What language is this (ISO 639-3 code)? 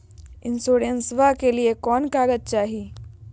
mag